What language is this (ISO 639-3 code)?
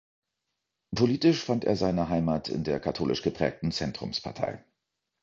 deu